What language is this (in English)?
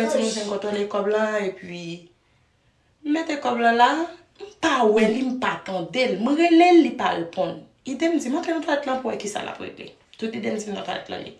French